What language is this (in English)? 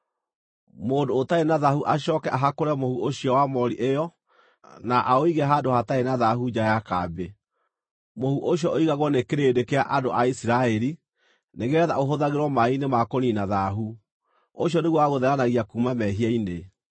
Kikuyu